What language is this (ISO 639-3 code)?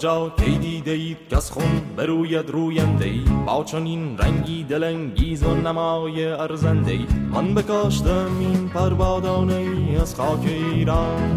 fas